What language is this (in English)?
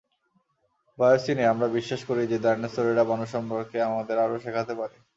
Bangla